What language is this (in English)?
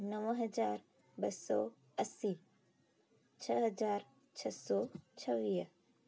Sindhi